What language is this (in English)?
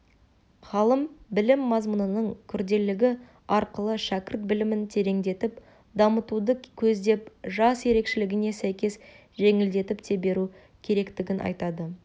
Kazakh